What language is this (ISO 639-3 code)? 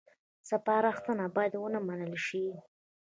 pus